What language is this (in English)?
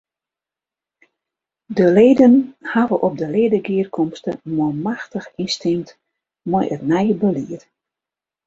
Western Frisian